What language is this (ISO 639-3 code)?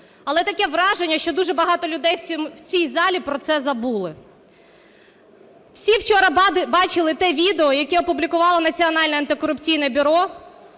ukr